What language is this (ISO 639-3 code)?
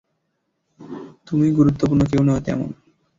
ben